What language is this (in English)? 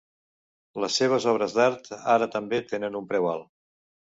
Catalan